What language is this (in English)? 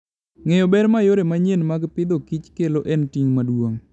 Luo (Kenya and Tanzania)